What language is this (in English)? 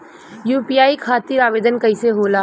Bhojpuri